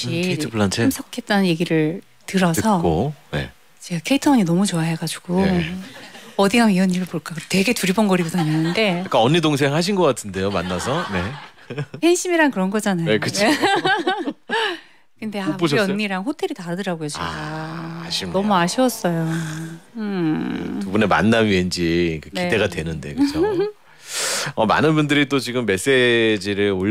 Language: Korean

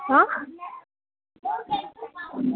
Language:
Nepali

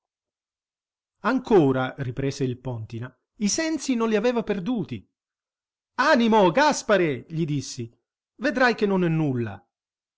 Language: Italian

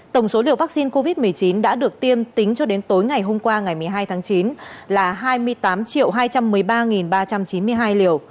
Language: Vietnamese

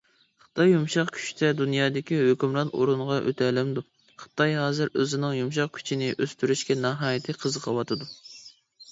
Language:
Uyghur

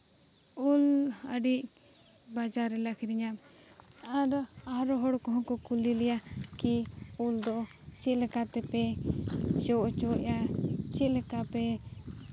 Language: Santali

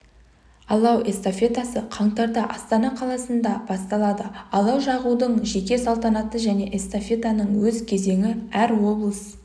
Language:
Kazakh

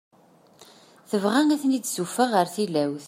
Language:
Kabyle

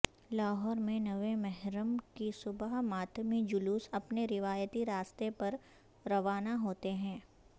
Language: Urdu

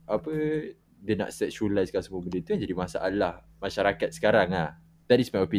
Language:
Malay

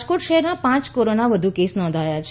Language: Gujarati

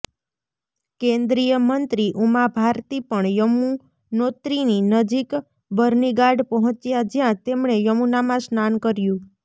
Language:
Gujarati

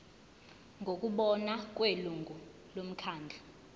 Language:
Zulu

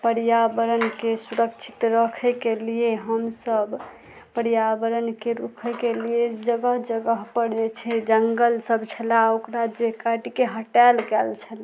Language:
Maithili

